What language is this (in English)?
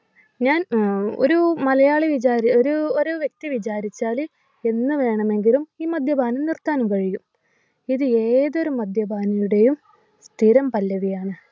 Malayalam